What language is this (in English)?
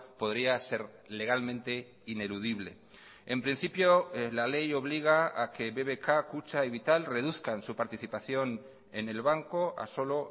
Spanish